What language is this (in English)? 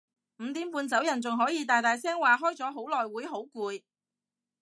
Cantonese